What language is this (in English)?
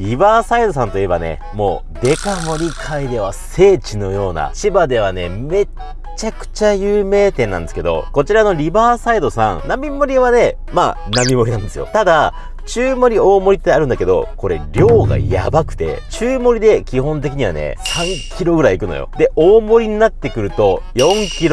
Japanese